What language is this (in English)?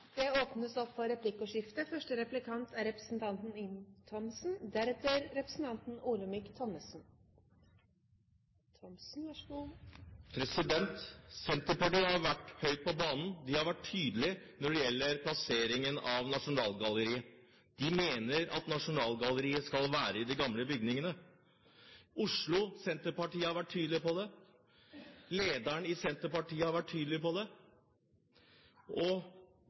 Norwegian Bokmål